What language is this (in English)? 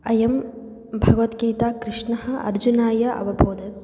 Sanskrit